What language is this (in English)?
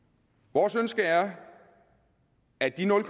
Danish